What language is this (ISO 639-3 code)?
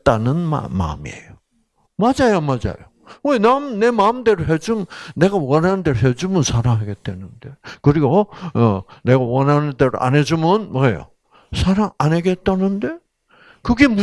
kor